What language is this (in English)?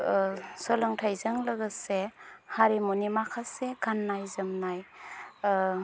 Bodo